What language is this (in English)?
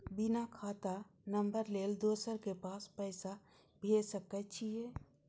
Maithili